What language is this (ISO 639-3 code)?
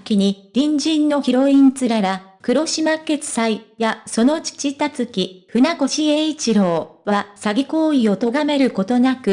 jpn